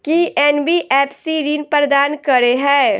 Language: Maithili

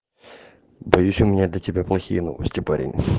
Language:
Russian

